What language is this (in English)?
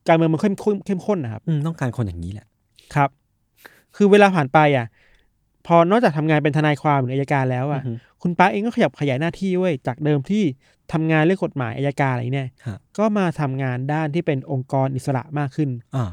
Thai